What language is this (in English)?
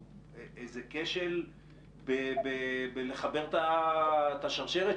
Hebrew